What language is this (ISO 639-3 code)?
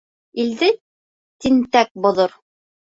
bak